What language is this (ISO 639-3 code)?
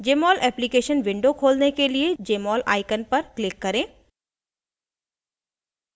hin